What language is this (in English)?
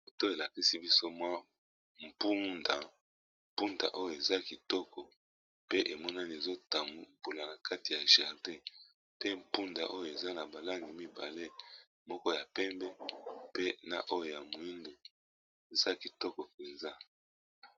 Lingala